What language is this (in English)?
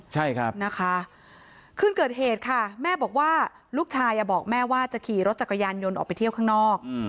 Thai